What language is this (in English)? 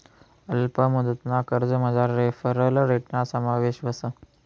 Marathi